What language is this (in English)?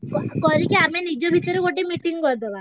Odia